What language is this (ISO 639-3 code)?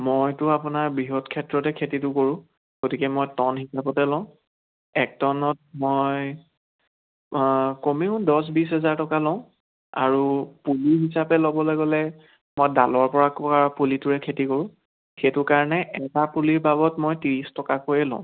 asm